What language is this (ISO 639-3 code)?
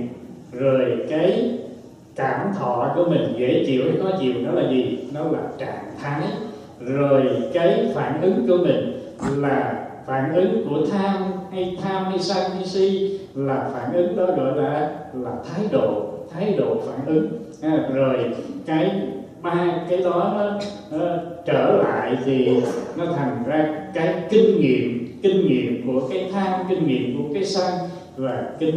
vie